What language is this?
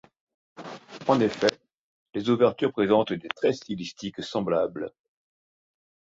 French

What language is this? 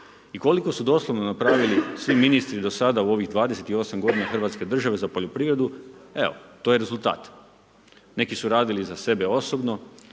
Croatian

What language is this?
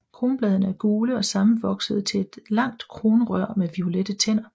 Danish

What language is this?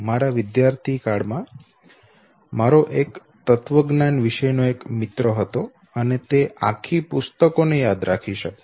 Gujarati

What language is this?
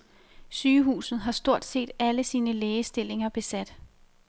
Danish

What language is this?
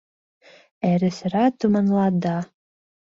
Mari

